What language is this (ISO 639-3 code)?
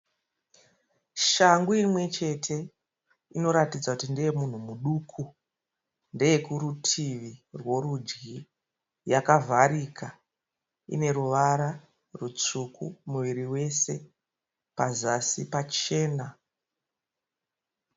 sna